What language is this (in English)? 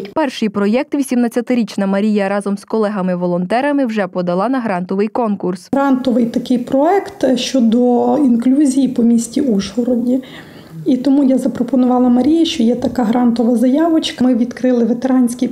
Ukrainian